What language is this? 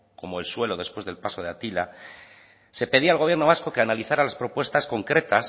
Spanish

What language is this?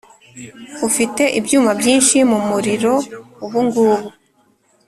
Kinyarwanda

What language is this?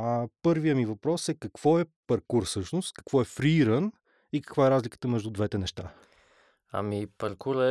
Bulgarian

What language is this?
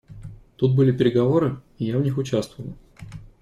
Russian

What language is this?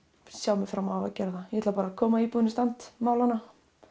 Icelandic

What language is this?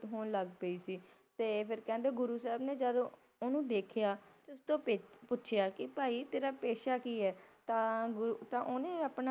Punjabi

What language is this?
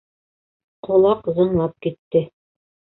Bashkir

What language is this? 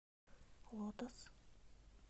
Russian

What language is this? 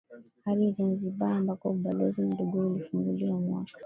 Swahili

